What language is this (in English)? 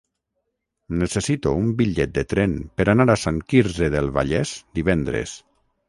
Catalan